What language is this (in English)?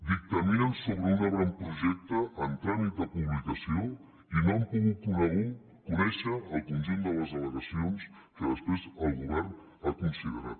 Catalan